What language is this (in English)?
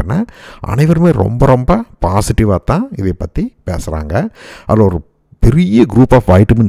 Thai